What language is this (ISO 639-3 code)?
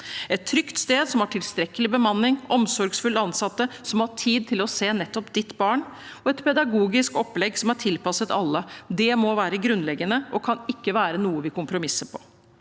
nor